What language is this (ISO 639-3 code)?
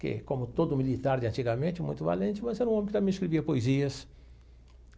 por